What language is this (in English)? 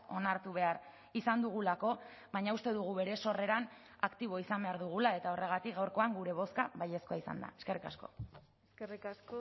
Basque